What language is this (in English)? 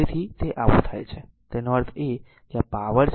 Gujarati